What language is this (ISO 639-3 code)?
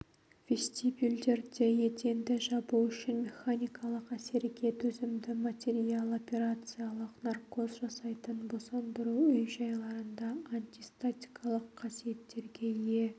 kaz